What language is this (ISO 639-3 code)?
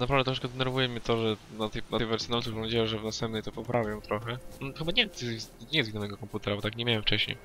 pol